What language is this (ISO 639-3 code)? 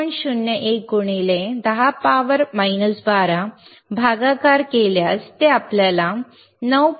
mar